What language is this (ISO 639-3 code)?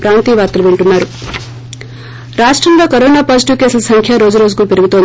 tel